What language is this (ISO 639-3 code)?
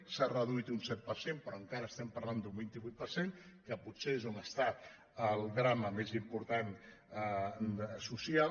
cat